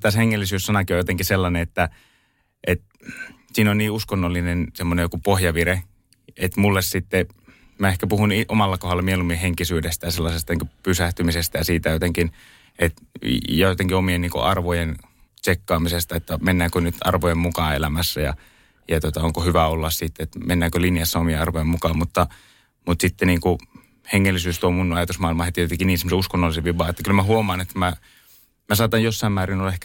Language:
Finnish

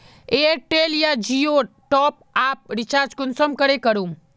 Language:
Magahi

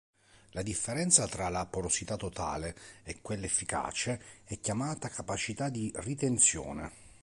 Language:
Italian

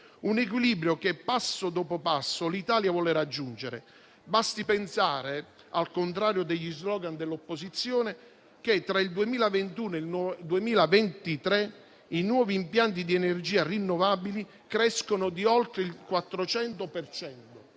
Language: Italian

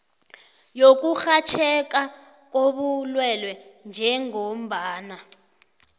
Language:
South Ndebele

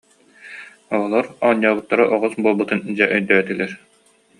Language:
Yakut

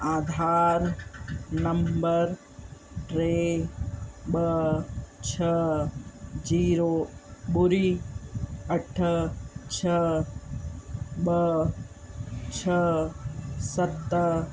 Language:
Sindhi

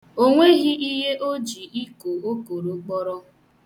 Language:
Igbo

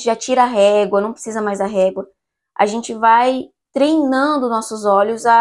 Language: Portuguese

